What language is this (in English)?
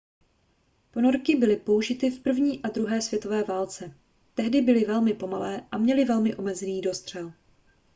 Czech